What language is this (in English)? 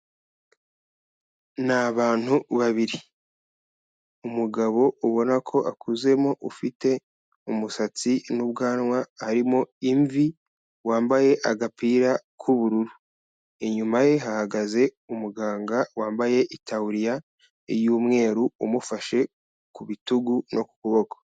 Kinyarwanda